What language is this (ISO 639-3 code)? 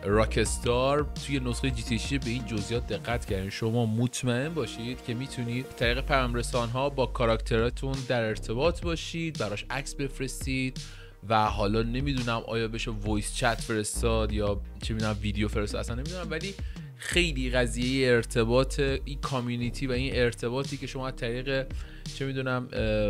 fas